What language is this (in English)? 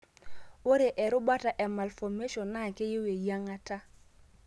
Masai